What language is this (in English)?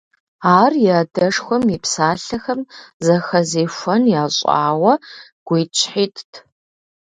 Kabardian